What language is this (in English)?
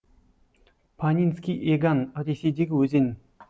Kazakh